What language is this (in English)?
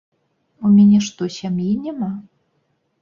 Belarusian